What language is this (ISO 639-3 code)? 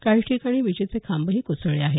mar